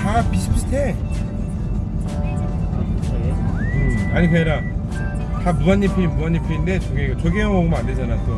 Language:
Korean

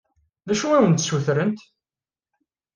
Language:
Kabyle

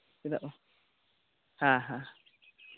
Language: Santali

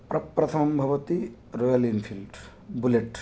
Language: Sanskrit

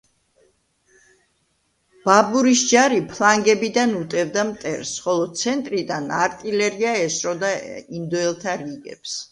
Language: Georgian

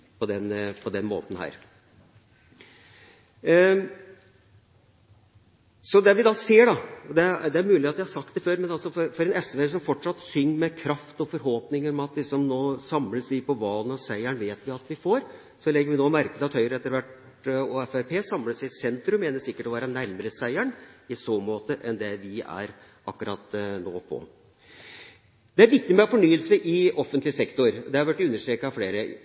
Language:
Norwegian Bokmål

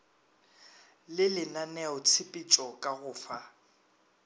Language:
Northern Sotho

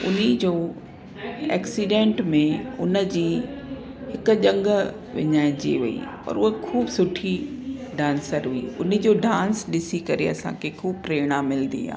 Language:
Sindhi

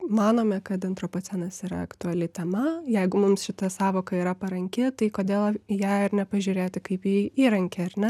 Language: Lithuanian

